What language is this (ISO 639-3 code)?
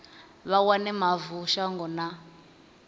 ven